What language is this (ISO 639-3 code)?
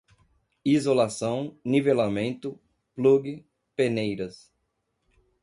por